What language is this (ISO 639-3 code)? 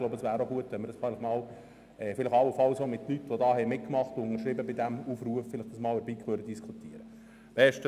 gsw